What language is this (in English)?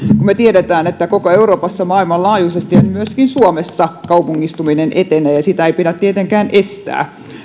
Finnish